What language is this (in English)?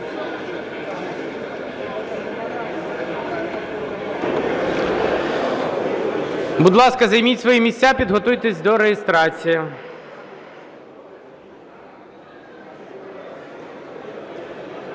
Ukrainian